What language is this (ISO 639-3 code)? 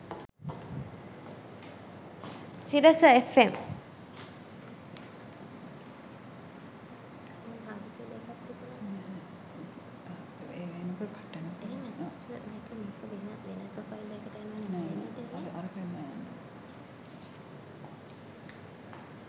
sin